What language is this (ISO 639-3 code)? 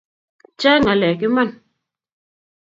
kln